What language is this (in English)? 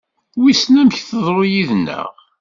Kabyle